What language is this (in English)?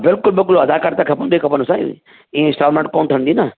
Sindhi